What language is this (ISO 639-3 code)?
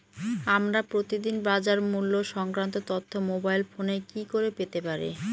ben